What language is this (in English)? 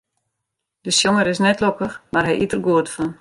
Western Frisian